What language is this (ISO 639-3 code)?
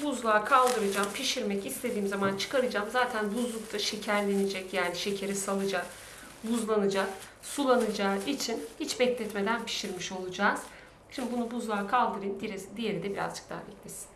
tur